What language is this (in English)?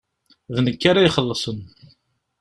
Kabyle